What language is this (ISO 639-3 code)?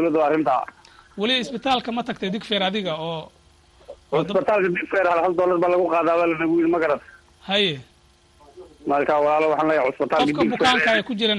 ara